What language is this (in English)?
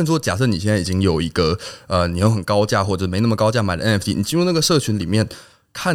Chinese